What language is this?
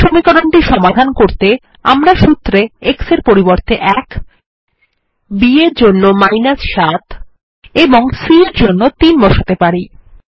Bangla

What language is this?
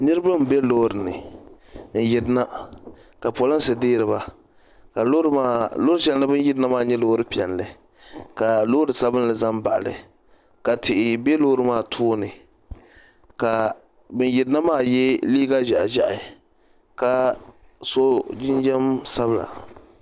Dagbani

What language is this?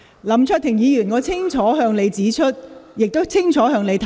Cantonese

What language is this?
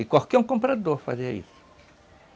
Portuguese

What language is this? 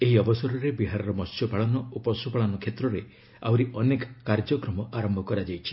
Odia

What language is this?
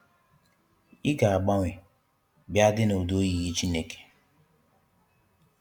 Igbo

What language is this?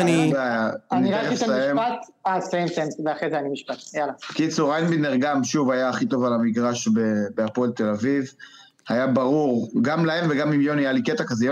Hebrew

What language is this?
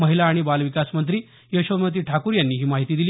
Marathi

